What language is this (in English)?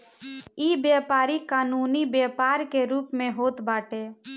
Bhojpuri